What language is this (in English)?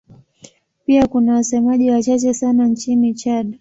Swahili